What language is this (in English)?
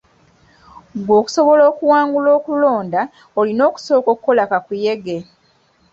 Ganda